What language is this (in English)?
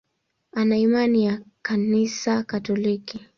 Swahili